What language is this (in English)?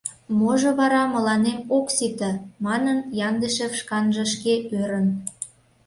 Mari